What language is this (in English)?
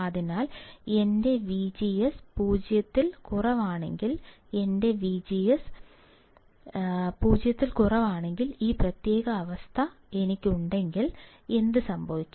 Malayalam